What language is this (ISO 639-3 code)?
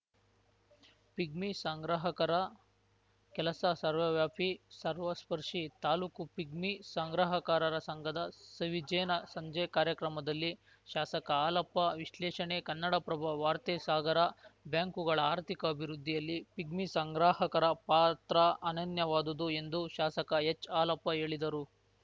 kan